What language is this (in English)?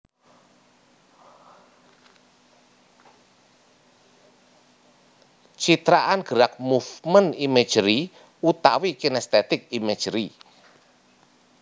Javanese